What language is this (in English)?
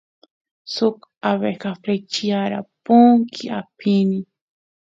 Santiago del Estero Quichua